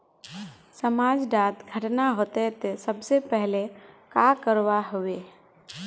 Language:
Magahi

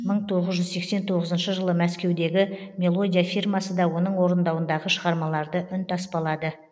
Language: Kazakh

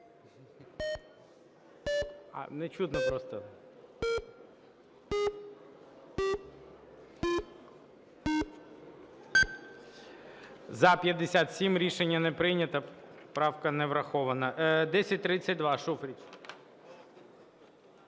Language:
Ukrainian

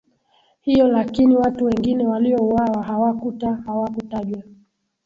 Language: Swahili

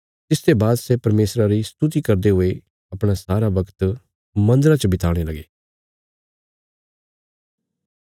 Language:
Bilaspuri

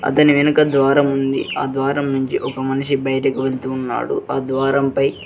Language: Telugu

